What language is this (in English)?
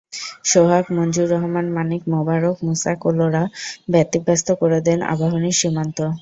Bangla